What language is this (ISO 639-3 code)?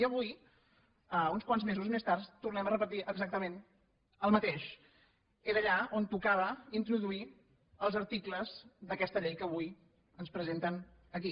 cat